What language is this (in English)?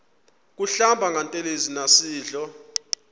Xhosa